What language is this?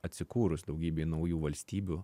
Lithuanian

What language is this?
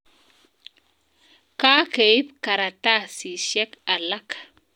Kalenjin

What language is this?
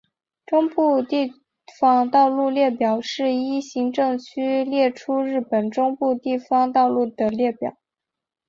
Chinese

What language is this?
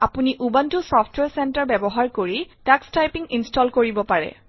Assamese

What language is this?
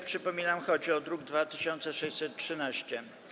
Polish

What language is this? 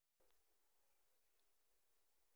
Kalenjin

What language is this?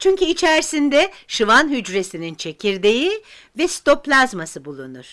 Turkish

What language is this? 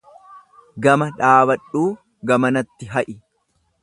Oromo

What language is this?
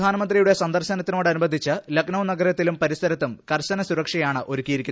Malayalam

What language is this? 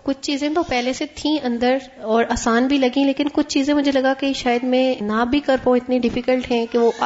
Urdu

